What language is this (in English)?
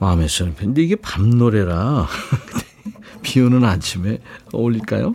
Korean